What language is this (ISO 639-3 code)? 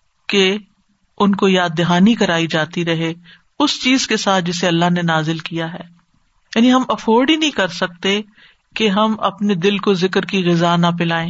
urd